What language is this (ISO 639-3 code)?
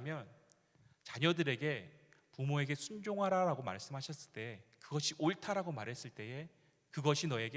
kor